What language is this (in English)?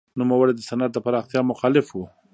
Pashto